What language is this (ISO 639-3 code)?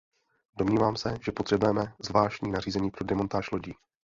ces